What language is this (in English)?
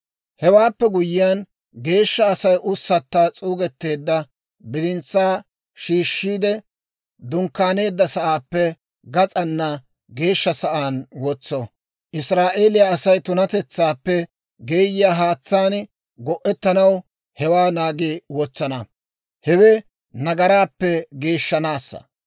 Dawro